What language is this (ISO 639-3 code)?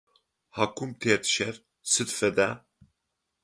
ady